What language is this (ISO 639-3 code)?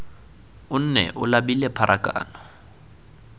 tsn